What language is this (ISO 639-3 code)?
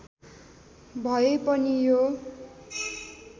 nep